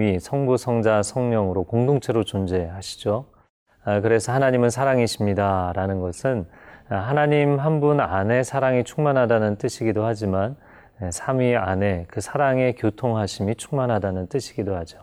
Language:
Korean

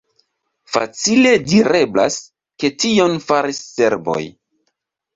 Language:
Esperanto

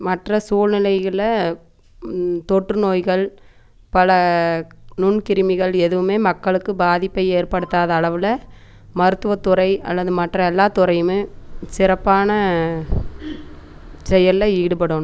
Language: Tamil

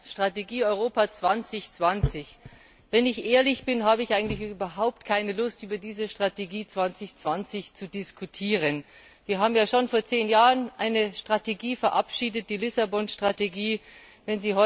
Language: German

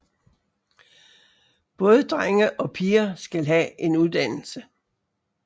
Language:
Danish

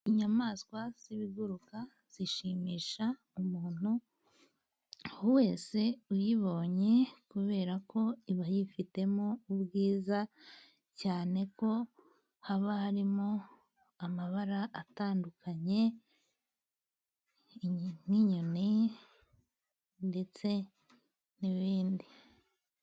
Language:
Kinyarwanda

